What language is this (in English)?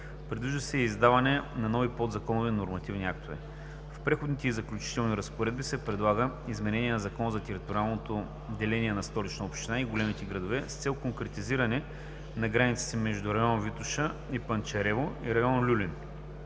Bulgarian